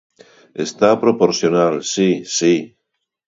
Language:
Galician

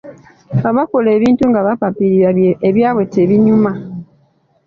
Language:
Ganda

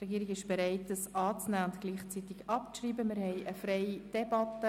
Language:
Swiss German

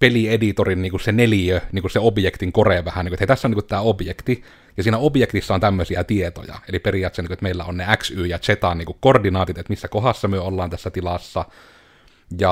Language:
Finnish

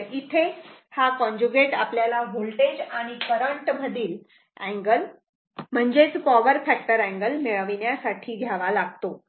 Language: Marathi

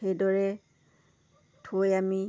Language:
Assamese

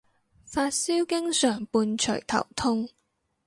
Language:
Cantonese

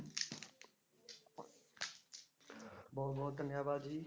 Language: Punjabi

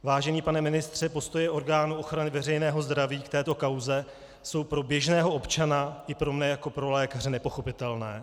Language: Czech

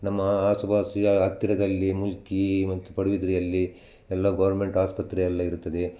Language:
Kannada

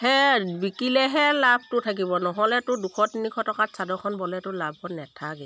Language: Assamese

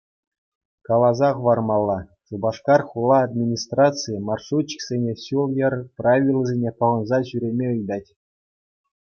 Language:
Chuvash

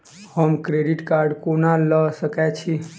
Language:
Maithili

